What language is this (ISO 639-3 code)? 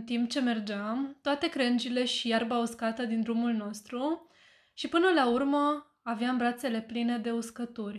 ron